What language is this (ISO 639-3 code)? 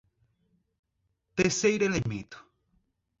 por